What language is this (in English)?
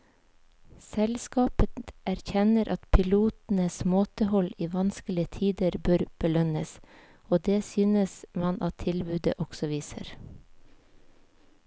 Norwegian